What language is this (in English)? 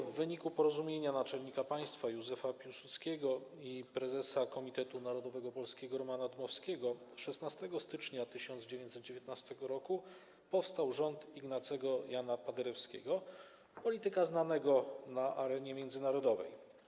Polish